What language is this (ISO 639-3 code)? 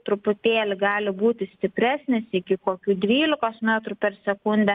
lit